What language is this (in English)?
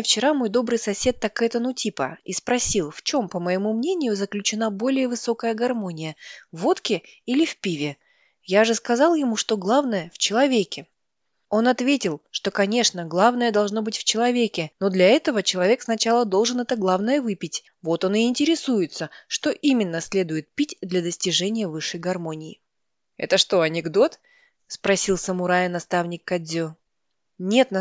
Russian